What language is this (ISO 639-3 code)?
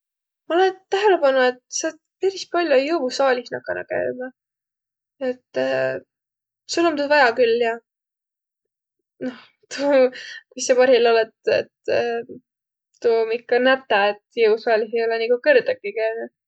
vro